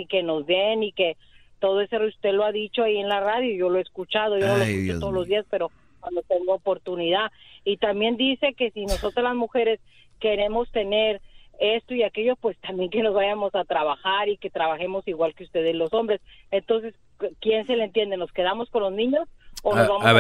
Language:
Spanish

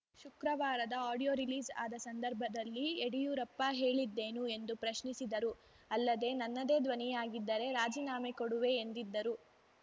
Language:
Kannada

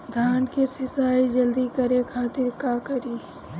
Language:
Bhojpuri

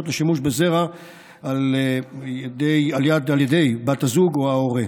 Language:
Hebrew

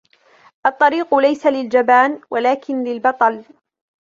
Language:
Arabic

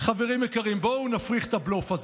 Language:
Hebrew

